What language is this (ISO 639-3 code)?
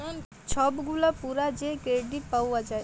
ben